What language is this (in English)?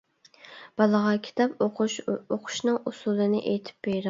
Uyghur